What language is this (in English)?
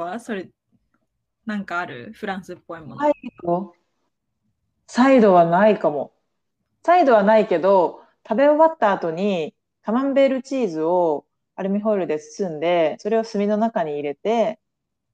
Japanese